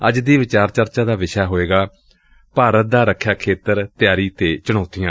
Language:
Punjabi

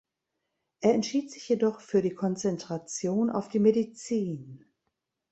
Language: German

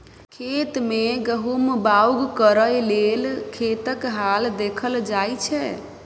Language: Maithili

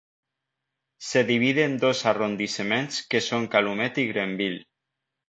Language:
Spanish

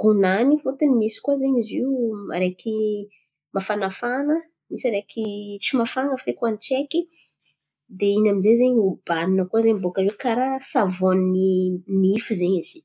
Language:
Antankarana Malagasy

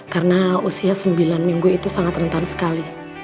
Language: Indonesian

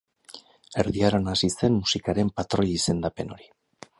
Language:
Basque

